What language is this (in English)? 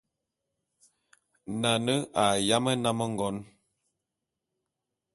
Bulu